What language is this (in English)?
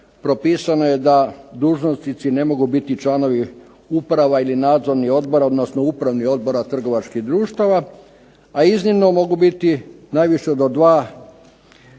Croatian